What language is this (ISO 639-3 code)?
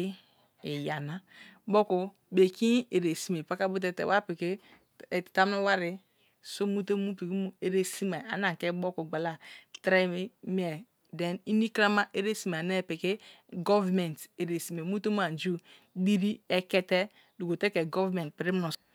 ijn